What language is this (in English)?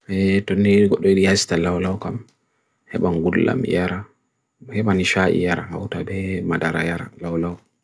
Bagirmi Fulfulde